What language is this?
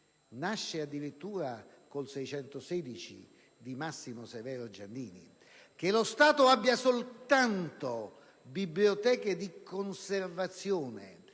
Italian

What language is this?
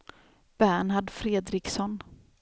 Swedish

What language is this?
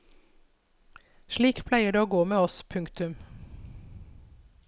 Norwegian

